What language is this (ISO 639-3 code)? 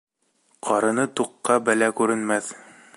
bak